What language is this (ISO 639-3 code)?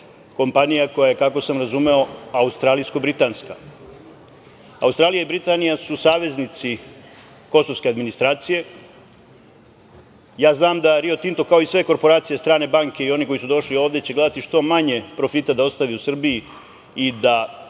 srp